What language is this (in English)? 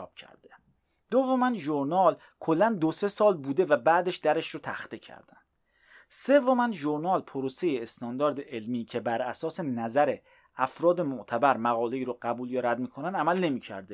Persian